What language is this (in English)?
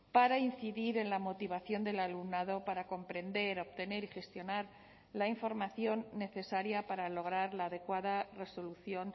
Spanish